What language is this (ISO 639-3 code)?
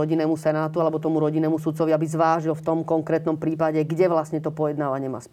slk